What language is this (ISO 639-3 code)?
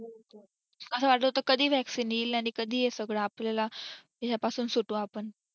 mar